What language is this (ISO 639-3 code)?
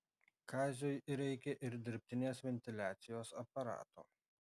lit